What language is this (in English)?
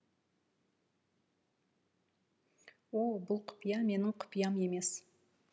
Kazakh